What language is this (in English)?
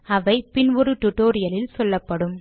Tamil